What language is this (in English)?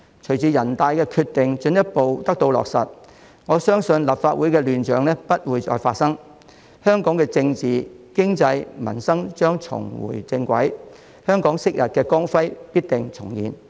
Cantonese